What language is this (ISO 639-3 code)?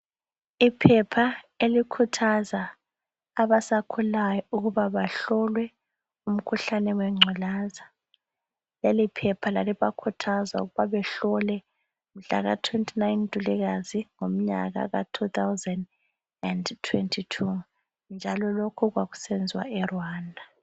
nde